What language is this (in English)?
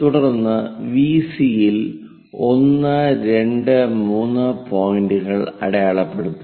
Malayalam